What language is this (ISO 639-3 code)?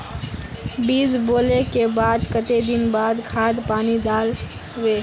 mag